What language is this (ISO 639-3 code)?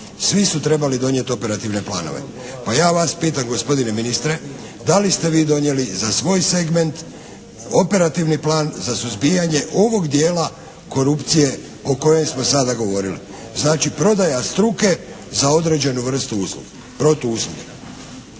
hrv